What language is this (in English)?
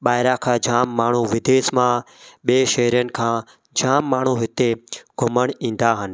Sindhi